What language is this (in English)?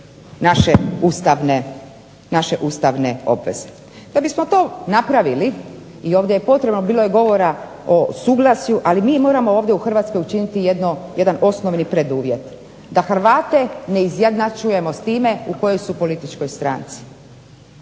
Croatian